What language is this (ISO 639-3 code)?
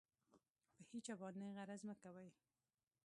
pus